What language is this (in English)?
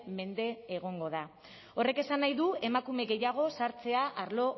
Basque